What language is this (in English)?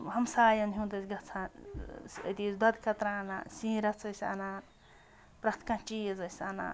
Kashmiri